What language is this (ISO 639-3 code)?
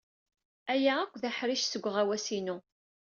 kab